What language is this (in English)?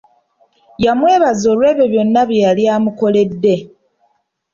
Ganda